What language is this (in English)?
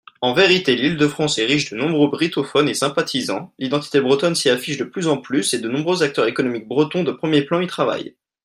French